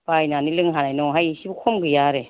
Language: Bodo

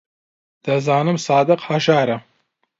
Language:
Central Kurdish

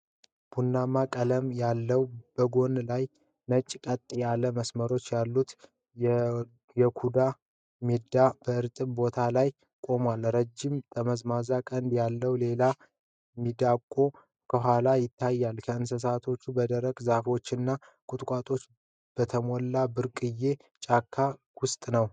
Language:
Amharic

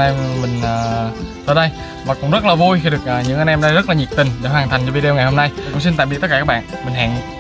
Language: Vietnamese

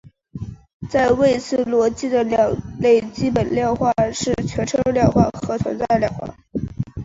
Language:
Chinese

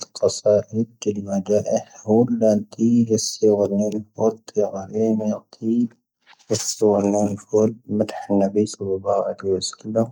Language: Tahaggart Tamahaq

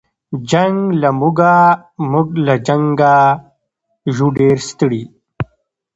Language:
Pashto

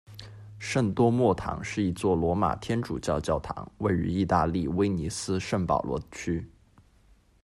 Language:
Chinese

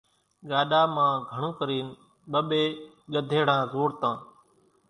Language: Kachi Koli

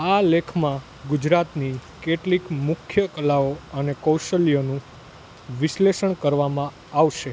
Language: Gujarati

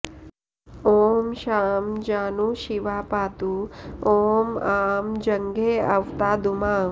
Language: Sanskrit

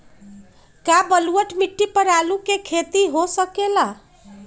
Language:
Magahi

